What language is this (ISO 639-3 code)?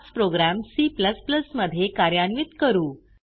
mar